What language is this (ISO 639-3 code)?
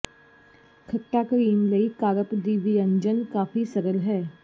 pan